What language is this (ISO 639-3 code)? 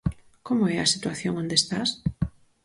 glg